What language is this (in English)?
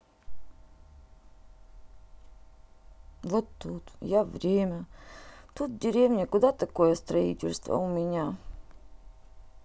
Russian